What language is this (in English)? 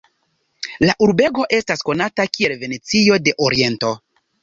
Esperanto